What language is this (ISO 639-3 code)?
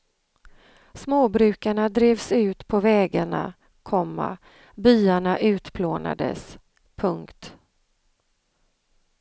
swe